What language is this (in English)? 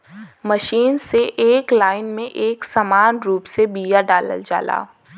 Bhojpuri